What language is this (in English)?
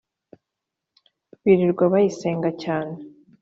Kinyarwanda